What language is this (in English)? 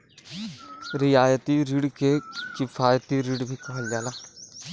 Bhojpuri